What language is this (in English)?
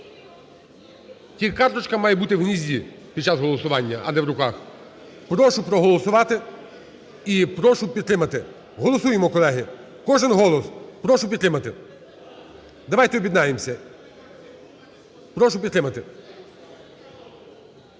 Ukrainian